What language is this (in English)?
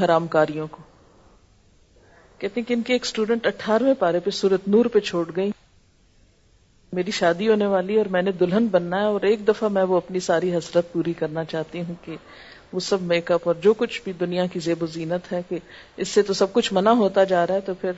Urdu